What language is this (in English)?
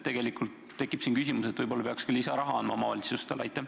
Estonian